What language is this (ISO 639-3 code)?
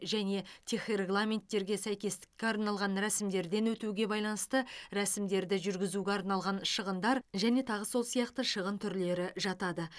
kaz